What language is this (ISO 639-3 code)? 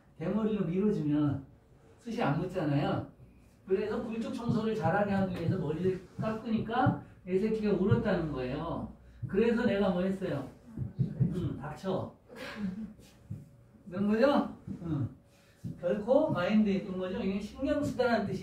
kor